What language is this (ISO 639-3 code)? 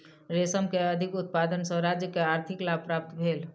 mai